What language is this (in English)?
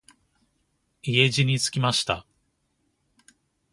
Japanese